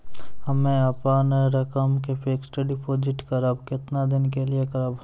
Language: Maithili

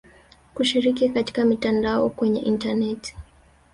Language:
Swahili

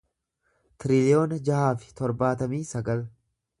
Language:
Oromo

